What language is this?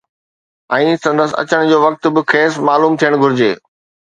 Sindhi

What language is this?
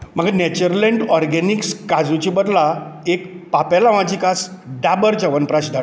Konkani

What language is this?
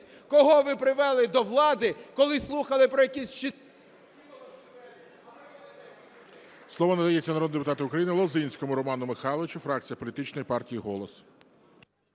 Ukrainian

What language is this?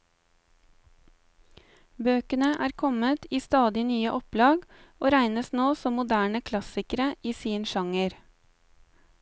Norwegian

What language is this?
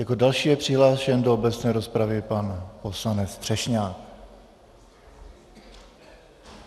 Czech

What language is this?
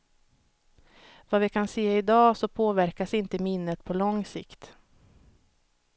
Swedish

